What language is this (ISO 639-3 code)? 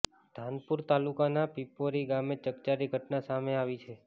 guj